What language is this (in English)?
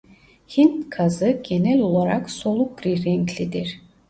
Turkish